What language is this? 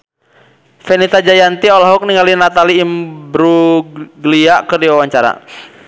Sundanese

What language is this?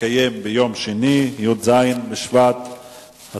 Hebrew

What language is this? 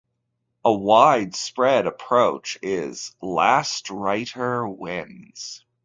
English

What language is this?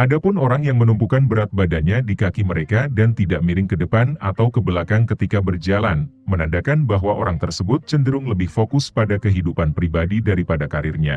Indonesian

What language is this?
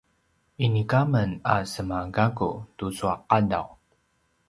Paiwan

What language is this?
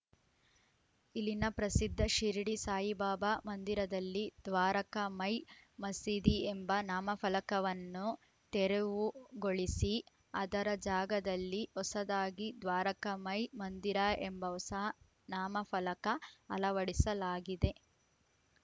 Kannada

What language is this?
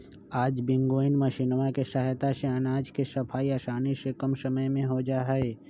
Magahi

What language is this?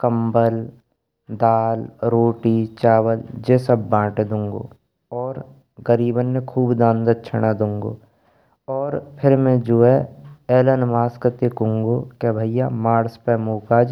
Braj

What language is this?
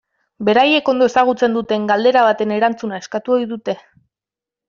Basque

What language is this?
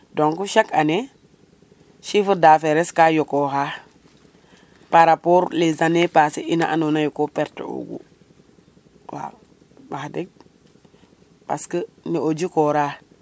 Serer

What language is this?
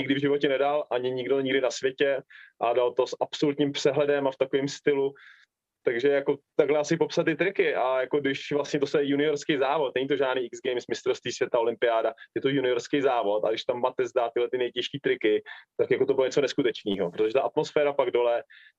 Czech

